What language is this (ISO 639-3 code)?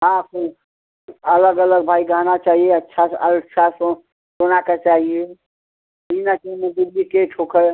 hin